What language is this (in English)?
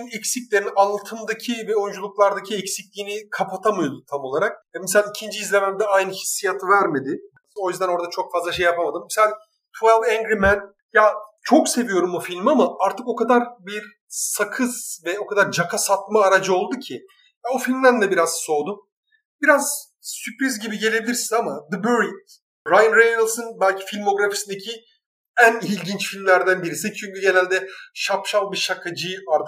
Turkish